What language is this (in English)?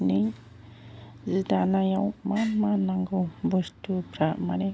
Bodo